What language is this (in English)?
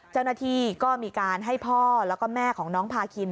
Thai